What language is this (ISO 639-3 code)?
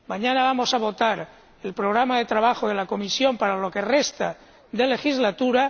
spa